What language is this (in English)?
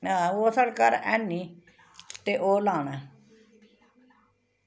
Dogri